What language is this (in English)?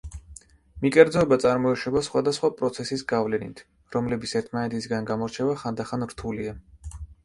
Georgian